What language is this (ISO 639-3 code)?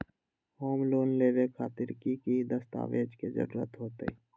mag